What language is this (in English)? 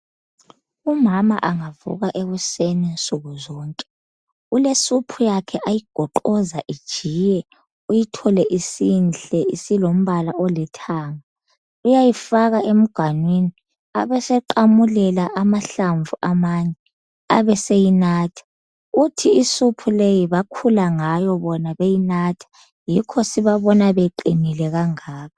North Ndebele